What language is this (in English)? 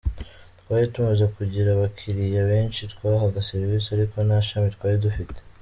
Kinyarwanda